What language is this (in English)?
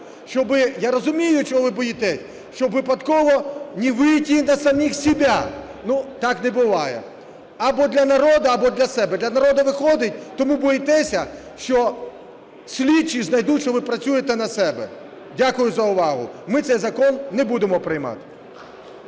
Ukrainian